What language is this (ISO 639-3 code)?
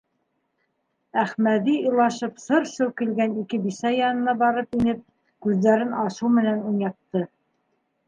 bak